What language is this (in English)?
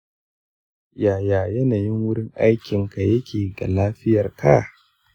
Hausa